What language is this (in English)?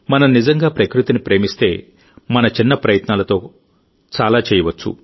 Telugu